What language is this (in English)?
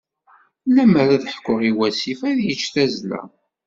Kabyle